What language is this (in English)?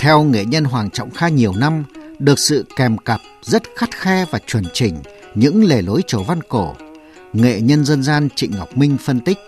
Vietnamese